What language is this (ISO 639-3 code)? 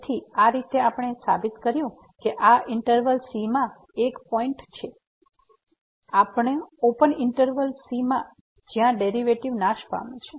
guj